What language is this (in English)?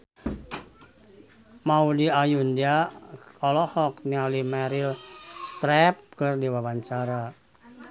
Sundanese